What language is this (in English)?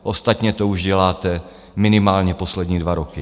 Czech